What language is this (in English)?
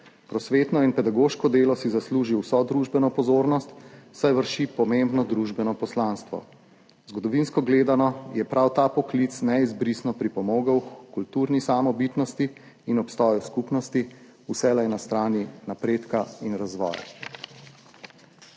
Slovenian